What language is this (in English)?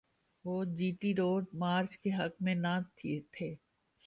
Urdu